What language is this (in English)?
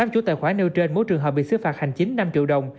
Vietnamese